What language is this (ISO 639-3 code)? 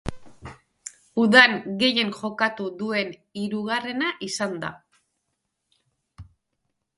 eus